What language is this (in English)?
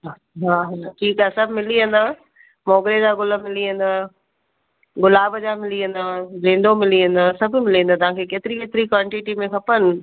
Sindhi